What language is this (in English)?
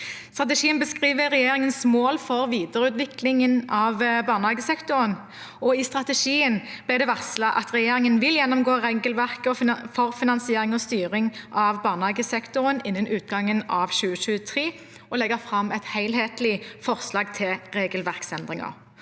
Norwegian